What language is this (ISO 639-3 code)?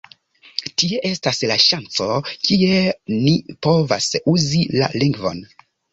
epo